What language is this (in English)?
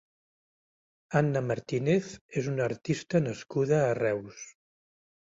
Catalan